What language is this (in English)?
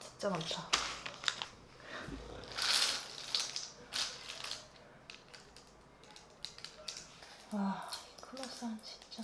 Korean